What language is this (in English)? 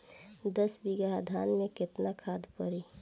Bhojpuri